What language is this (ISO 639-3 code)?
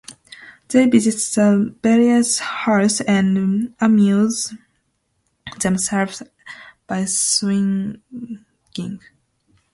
eng